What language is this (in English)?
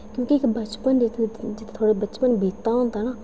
Dogri